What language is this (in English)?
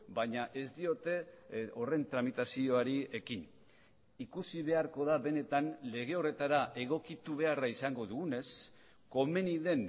Basque